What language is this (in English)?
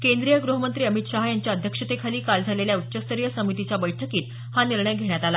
Marathi